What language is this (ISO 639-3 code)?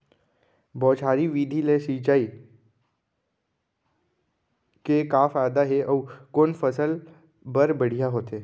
hne